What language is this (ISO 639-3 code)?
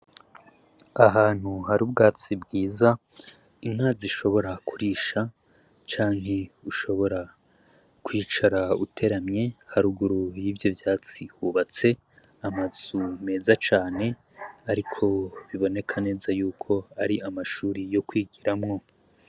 run